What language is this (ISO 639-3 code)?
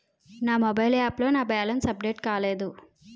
tel